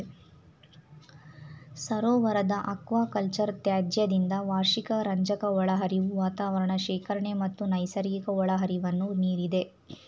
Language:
Kannada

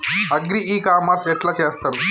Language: Telugu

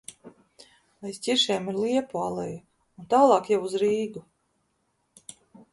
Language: Latvian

